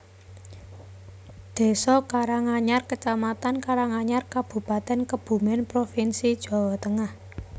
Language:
Javanese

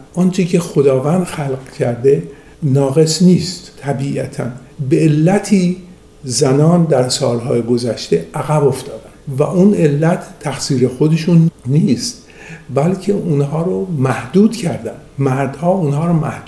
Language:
Persian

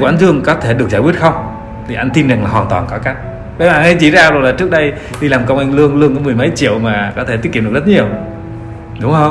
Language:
Vietnamese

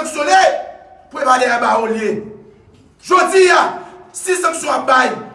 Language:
French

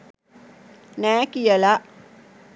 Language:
Sinhala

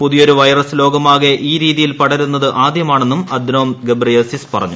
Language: Malayalam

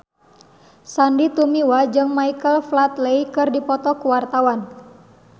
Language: Sundanese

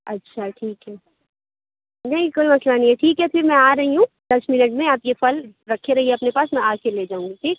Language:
Urdu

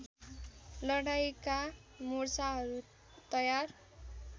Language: Nepali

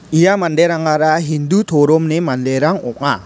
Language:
Garo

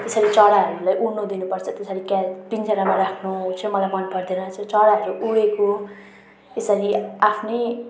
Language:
Nepali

